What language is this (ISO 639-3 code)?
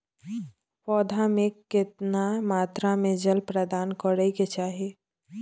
mai